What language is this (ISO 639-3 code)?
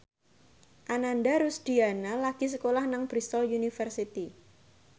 jav